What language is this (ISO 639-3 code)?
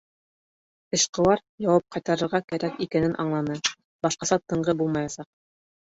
bak